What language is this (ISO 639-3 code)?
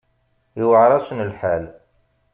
kab